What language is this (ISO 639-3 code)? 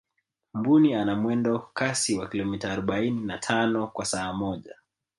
swa